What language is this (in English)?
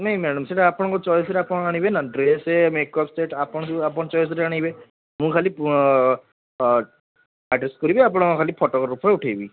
Odia